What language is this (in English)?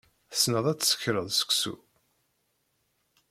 Kabyle